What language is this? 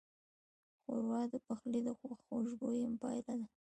Pashto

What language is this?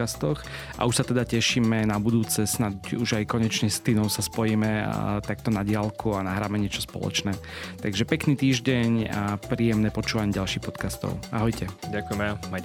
Slovak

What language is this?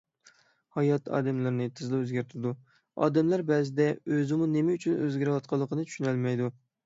Uyghur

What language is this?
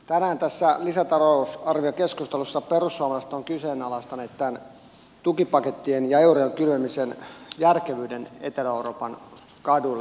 Finnish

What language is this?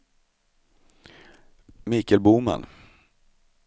Swedish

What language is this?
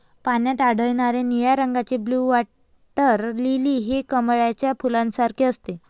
Marathi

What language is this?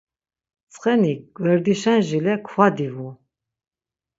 Laz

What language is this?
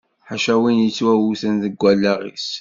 Kabyle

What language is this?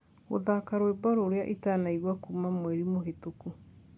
Kikuyu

